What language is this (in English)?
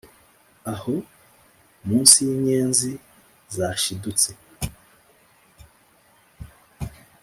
Kinyarwanda